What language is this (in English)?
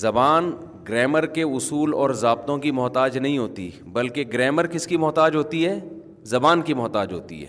Urdu